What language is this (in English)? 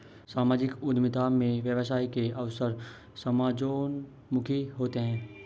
Hindi